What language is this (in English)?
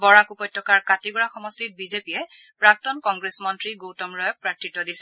Assamese